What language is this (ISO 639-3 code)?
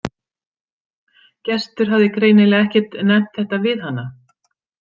isl